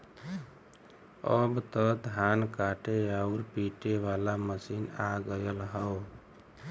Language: Bhojpuri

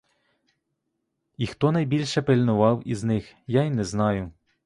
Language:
Ukrainian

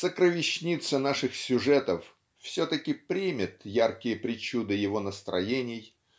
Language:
Russian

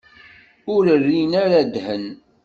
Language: Kabyle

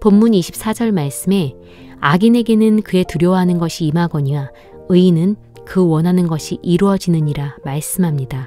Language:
Korean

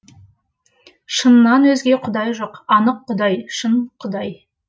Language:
Kazakh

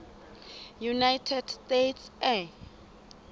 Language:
Southern Sotho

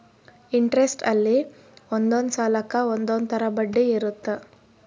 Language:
Kannada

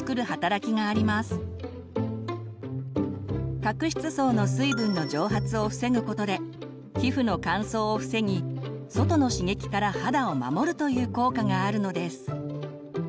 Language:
Japanese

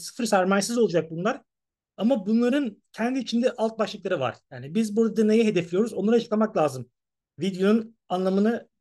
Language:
Turkish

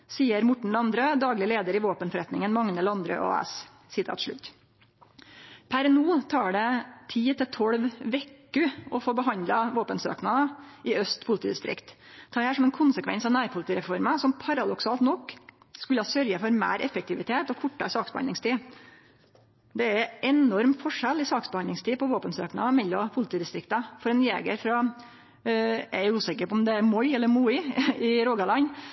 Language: Norwegian Nynorsk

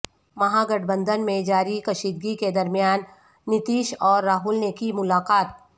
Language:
Urdu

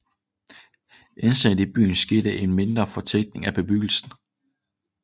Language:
Danish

